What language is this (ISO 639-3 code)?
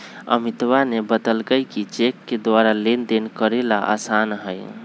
mag